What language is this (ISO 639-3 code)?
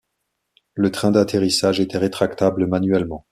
fra